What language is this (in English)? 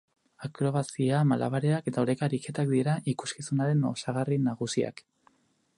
Basque